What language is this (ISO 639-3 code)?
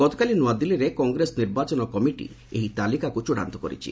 ori